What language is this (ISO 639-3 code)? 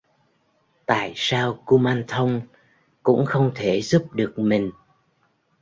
vie